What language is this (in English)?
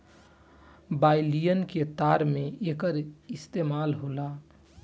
Bhojpuri